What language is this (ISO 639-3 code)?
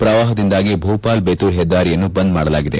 kan